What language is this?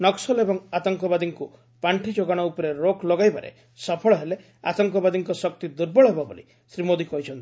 Odia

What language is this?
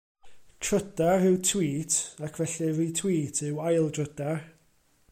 Welsh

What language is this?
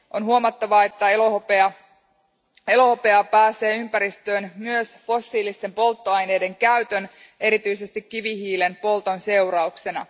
Finnish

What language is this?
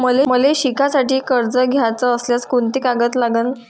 Marathi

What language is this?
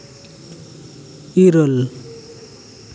Santali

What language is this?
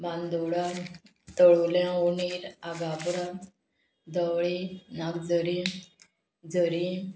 Konkani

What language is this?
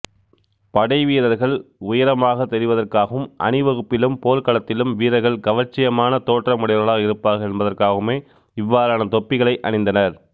Tamil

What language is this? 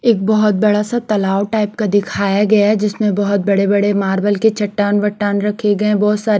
Hindi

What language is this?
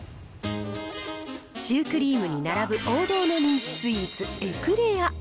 Japanese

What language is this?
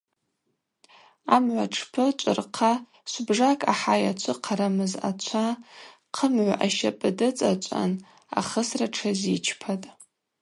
Abaza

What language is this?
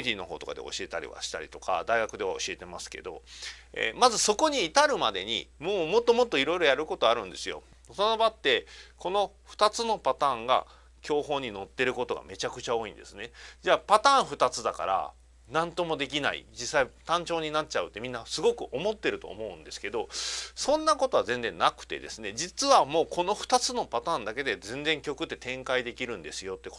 Japanese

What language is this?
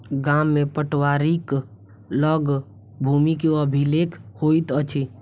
Maithili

